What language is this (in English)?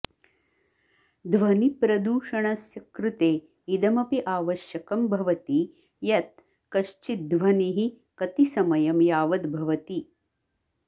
Sanskrit